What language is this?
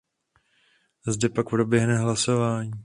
Czech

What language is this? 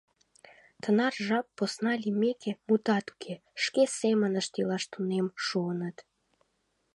Mari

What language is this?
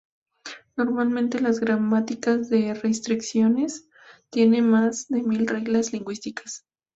Spanish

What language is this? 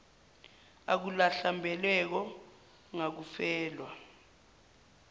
Zulu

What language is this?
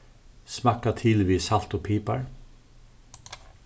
Faroese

